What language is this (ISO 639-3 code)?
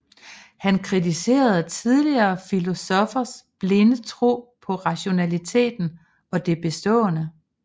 dan